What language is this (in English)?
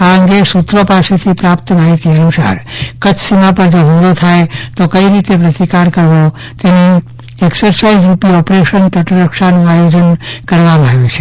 Gujarati